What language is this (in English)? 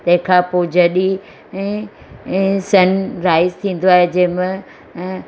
Sindhi